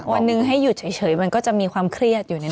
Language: Thai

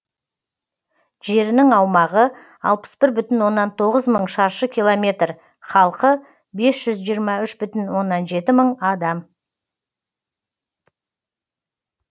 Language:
Kazakh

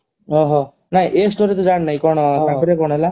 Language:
Odia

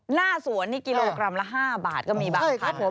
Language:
Thai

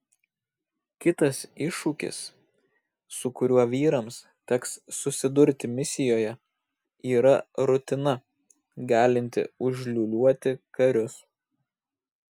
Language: Lithuanian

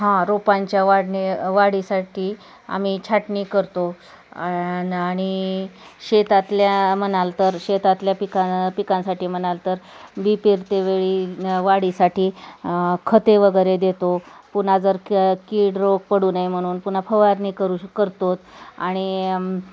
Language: Marathi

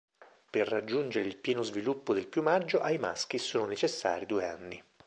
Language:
Italian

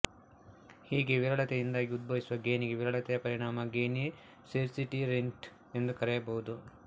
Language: Kannada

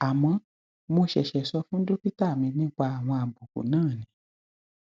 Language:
Yoruba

